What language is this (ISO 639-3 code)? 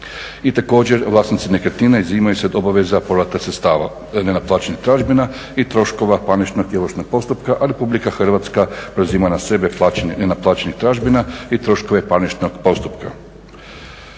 hrv